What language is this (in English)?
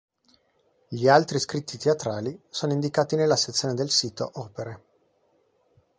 Italian